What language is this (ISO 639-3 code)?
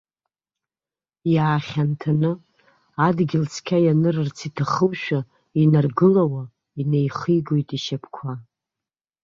abk